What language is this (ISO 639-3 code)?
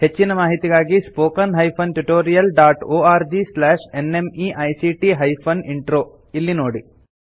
kan